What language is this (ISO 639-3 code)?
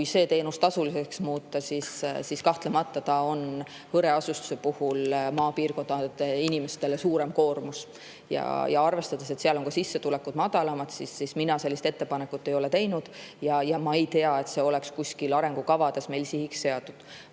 est